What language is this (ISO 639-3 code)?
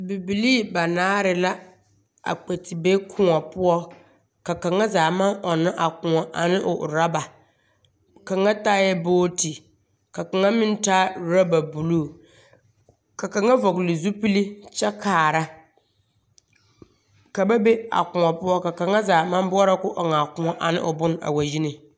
dga